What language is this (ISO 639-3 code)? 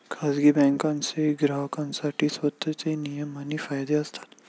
mar